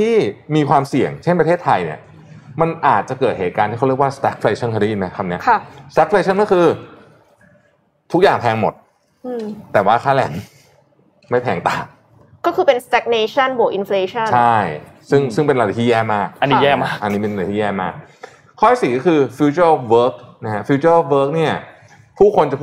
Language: Thai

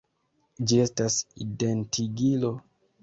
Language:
Esperanto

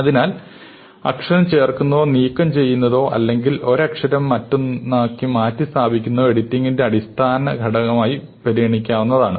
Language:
Malayalam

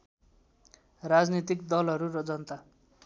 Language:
Nepali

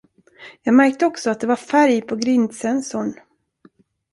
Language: Swedish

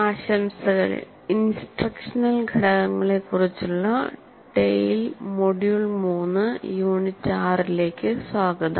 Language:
Malayalam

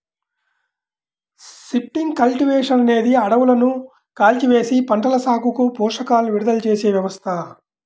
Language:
Telugu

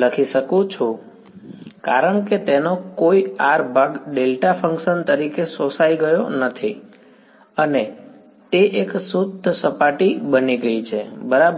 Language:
Gujarati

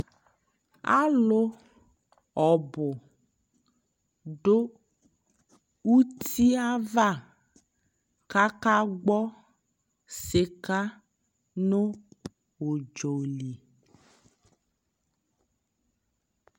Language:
Ikposo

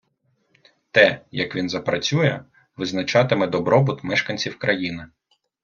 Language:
Ukrainian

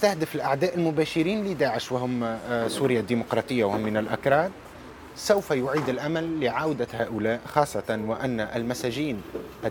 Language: Arabic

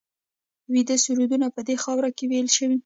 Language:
Pashto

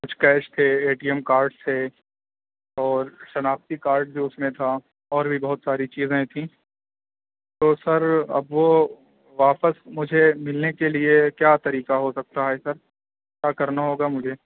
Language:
Urdu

